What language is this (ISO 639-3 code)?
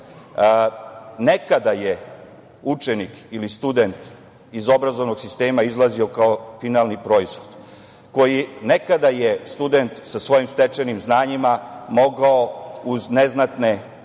srp